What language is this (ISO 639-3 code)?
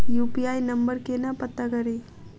mai